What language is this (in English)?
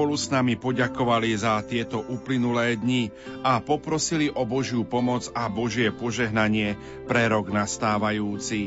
Slovak